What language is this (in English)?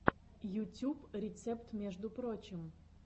Russian